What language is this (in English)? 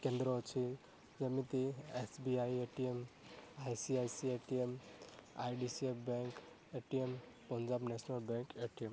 Odia